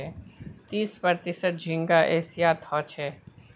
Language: Magahi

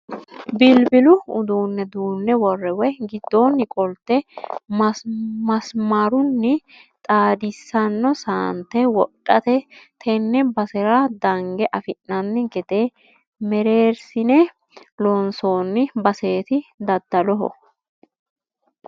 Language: Sidamo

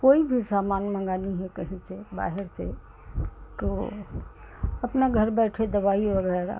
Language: Hindi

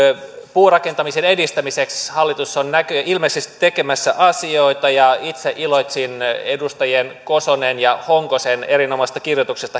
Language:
Finnish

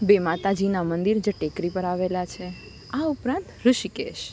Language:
Gujarati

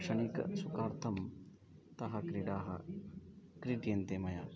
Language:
Sanskrit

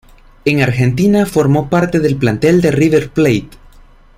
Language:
Spanish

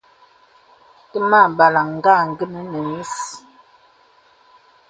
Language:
Bebele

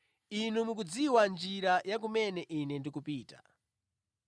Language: Nyanja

